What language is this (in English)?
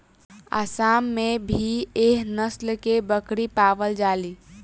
Bhojpuri